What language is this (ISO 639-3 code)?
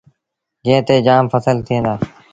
sbn